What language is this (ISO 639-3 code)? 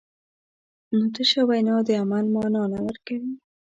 pus